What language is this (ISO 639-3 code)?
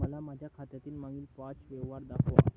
mar